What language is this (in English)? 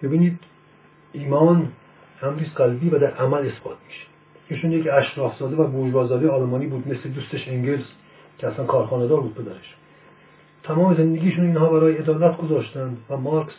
Persian